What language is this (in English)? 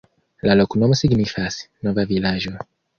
Esperanto